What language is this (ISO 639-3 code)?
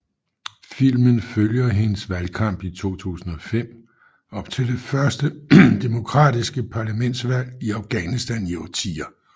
dan